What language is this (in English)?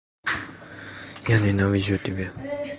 Russian